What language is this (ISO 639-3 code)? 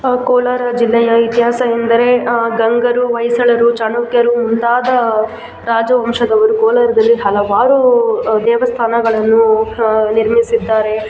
kan